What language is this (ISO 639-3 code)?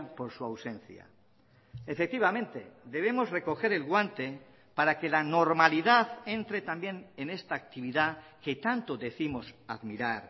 spa